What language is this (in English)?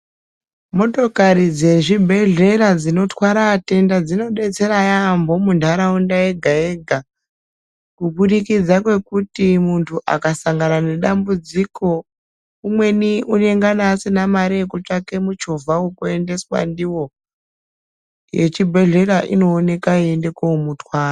Ndau